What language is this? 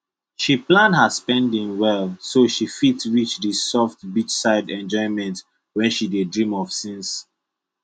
Nigerian Pidgin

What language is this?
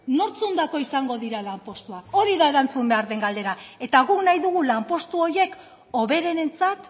Basque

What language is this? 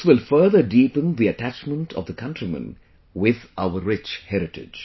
English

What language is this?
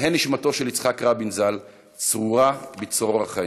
Hebrew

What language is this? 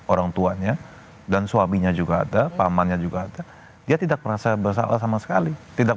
Indonesian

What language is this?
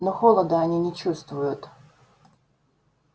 Russian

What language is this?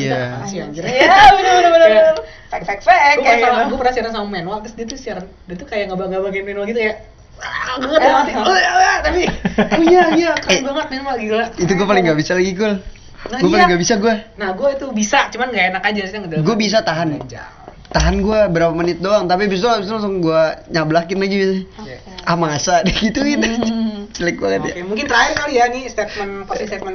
Indonesian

